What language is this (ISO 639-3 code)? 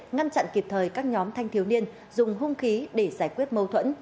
vie